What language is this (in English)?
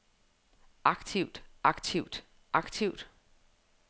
Danish